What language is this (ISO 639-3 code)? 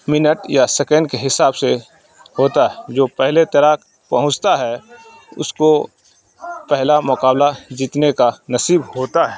urd